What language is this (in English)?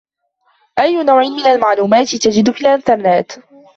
Arabic